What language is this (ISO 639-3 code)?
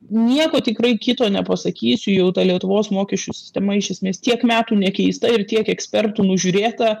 lit